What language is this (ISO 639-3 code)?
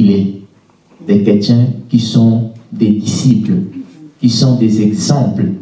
fra